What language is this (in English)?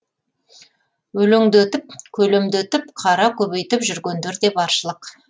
Kazakh